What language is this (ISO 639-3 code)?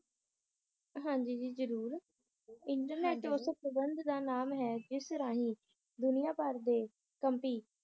pan